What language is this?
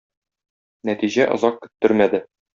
Tatar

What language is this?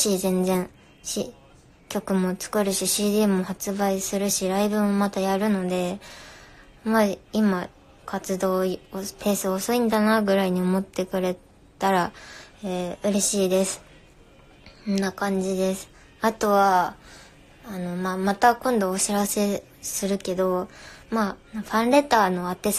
Japanese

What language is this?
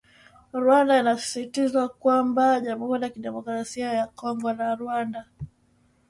Swahili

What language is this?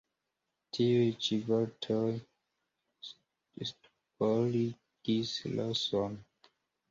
Esperanto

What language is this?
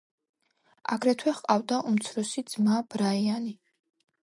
Georgian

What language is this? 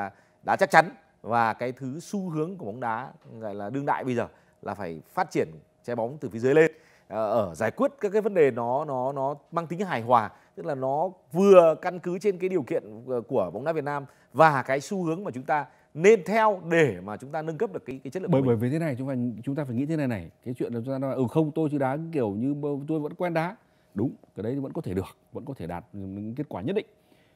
Vietnamese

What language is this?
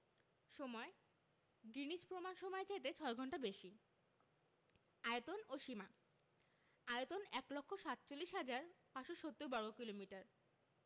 Bangla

